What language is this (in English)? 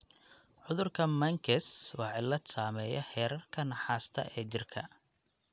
Somali